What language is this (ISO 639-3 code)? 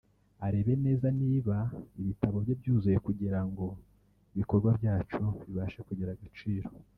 kin